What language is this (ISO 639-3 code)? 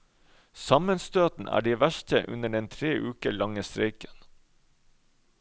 nor